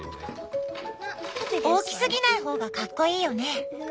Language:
Japanese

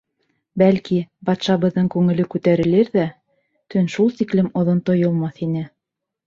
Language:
Bashkir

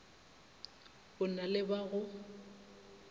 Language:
Northern Sotho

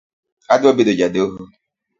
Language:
Luo (Kenya and Tanzania)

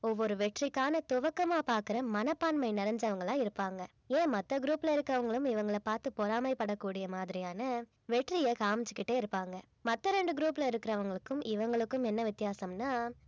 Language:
Tamil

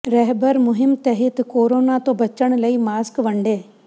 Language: Punjabi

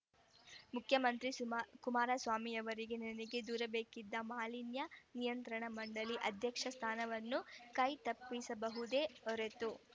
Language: Kannada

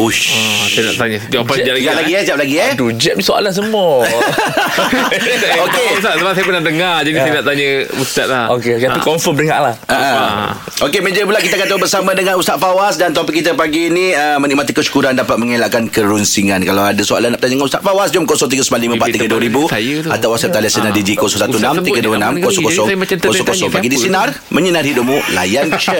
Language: Malay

